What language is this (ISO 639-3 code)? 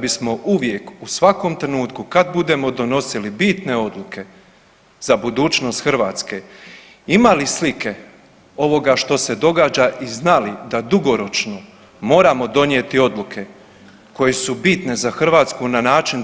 hrv